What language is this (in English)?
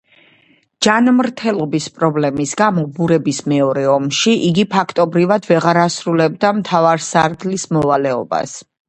Georgian